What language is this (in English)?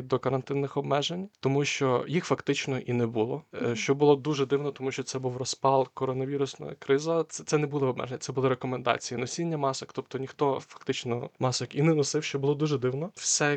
Ukrainian